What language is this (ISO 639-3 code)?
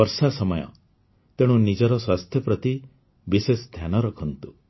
ori